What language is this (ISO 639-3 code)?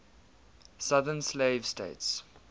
eng